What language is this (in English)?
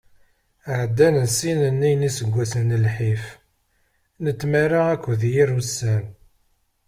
Kabyle